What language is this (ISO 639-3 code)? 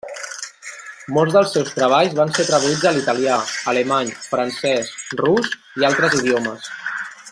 cat